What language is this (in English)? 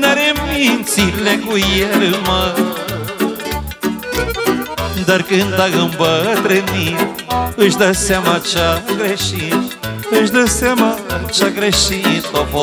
Romanian